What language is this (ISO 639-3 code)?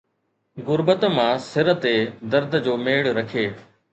snd